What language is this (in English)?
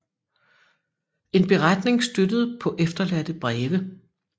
Danish